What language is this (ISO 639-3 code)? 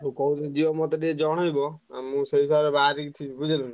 ori